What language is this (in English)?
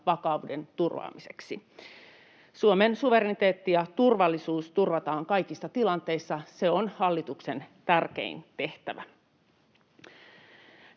Finnish